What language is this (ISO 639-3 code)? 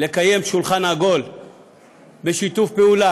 heb